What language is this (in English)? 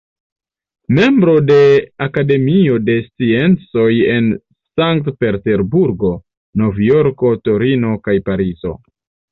Esperanto